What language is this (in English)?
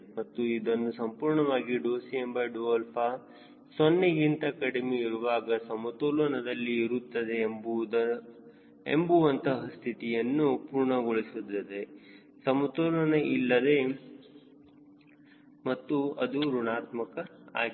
Kannada